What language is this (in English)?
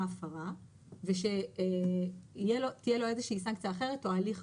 Hebrew